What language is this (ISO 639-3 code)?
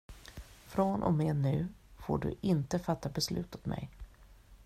swe